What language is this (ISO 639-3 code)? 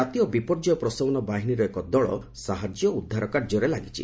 ori